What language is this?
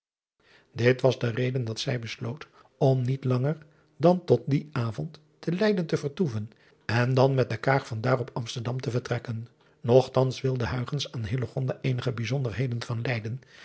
Dutch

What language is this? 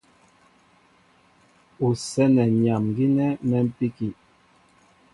Mbo (Cameroon)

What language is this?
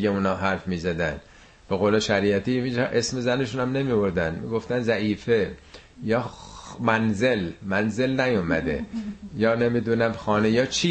Persian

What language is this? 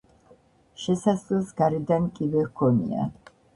Georgian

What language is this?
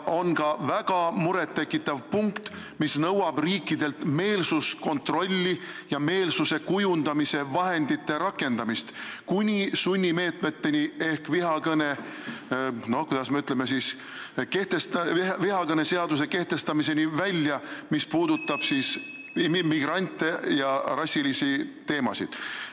Estonian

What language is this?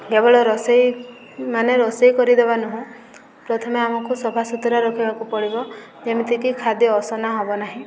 Odia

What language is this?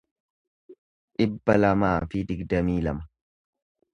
Oromo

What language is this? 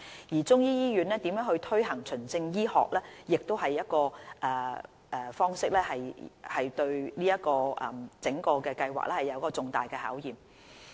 Cantonese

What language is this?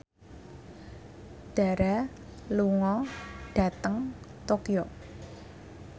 Javanese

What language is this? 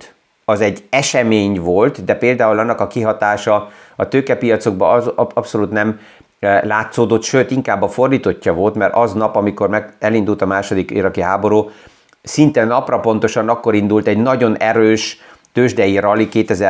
Hungarian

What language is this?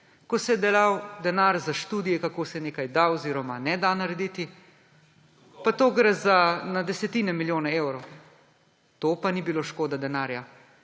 Slovenian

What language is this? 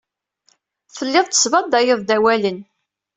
Kabyle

